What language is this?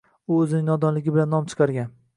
Uzbek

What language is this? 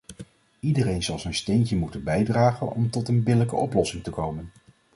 Dutch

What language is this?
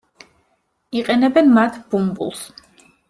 Georgian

